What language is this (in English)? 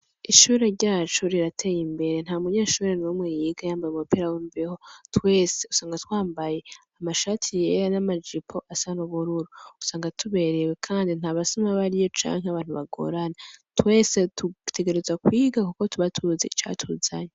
Rundi